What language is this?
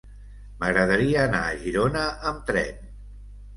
Catalan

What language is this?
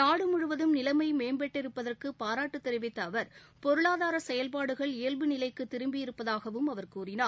Tamil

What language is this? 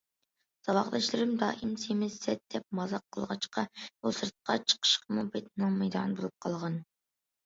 Uyghur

